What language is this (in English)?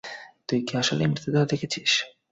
Bangla